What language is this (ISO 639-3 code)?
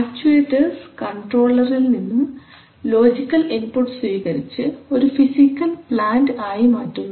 mal